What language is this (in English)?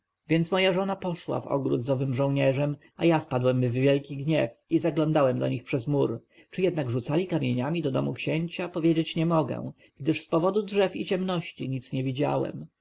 Polish